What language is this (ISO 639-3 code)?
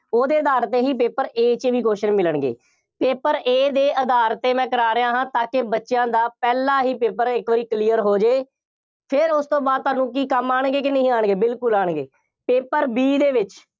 pan